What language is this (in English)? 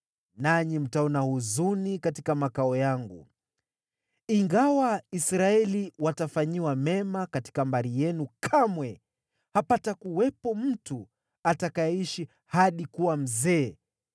Swahili